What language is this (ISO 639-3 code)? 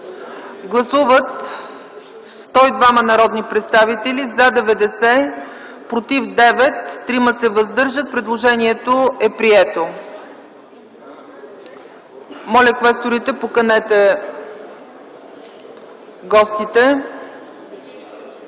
bul